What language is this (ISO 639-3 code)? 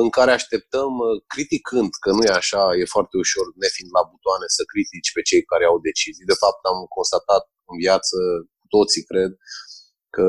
ron